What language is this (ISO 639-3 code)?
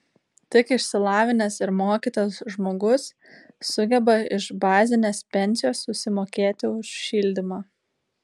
lit